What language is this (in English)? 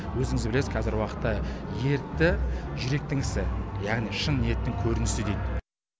Kazakh